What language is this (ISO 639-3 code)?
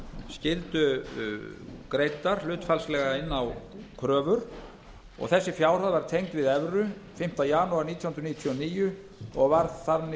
isl